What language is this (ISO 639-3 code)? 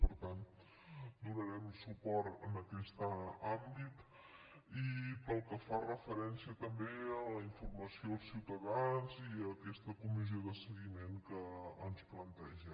cat